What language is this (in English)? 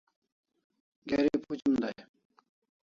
Kalasha